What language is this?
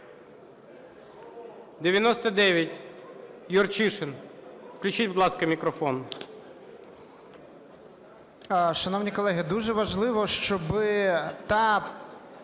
Ukrainian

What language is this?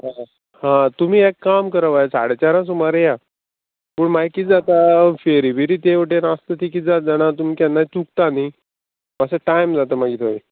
Konkani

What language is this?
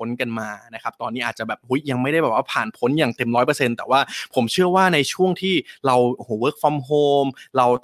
Thai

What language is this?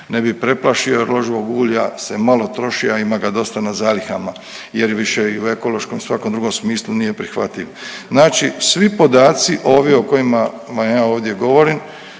Croatian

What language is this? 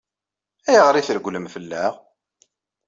Kabyle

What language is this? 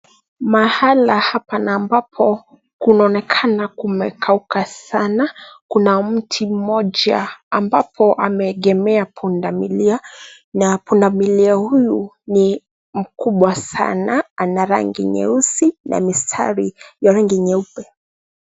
Swahili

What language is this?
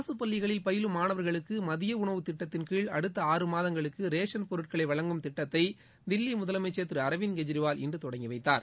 Tamil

